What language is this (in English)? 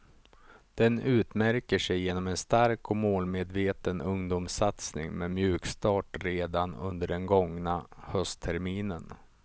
Swedish